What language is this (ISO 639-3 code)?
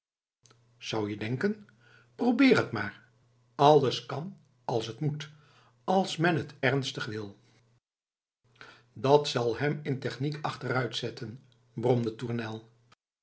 nld